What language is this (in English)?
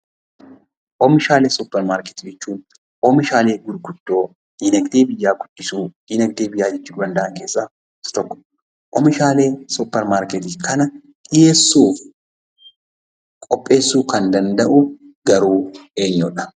Oromo